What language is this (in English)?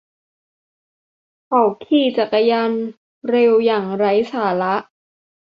Thai